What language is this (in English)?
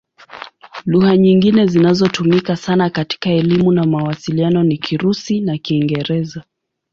Swahili